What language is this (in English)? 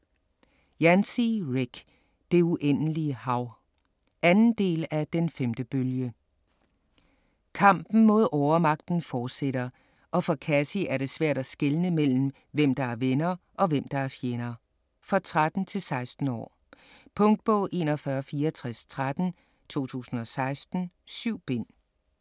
Danish